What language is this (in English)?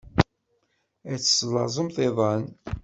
Kabyle